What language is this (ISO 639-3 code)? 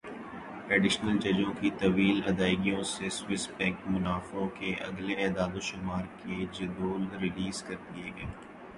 urd